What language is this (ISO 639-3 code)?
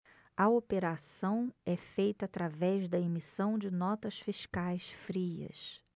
por